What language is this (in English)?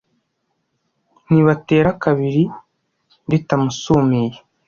Kinyarwanda